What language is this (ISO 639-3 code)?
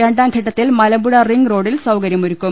mal